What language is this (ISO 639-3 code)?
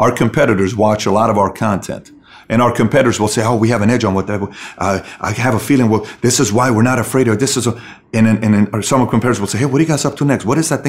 eng